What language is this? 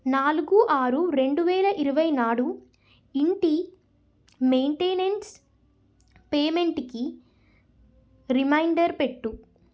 Telugu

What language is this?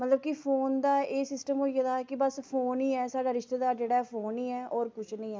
Dogri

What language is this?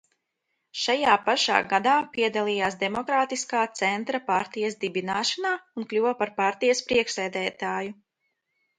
Latvian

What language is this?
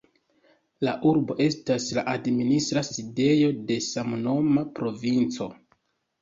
Esperanto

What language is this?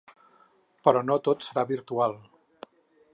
Catalan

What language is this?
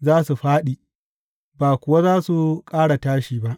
Hausa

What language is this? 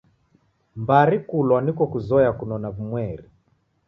Taita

